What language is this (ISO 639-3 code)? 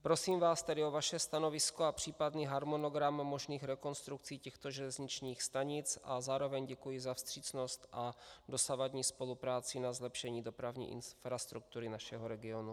ces